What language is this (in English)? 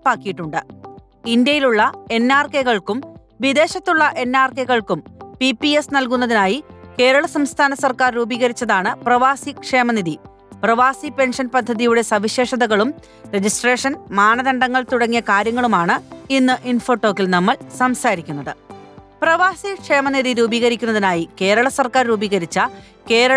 Malayalam